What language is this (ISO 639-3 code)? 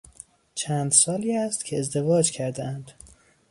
fas